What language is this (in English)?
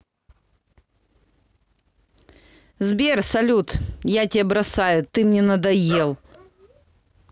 Russian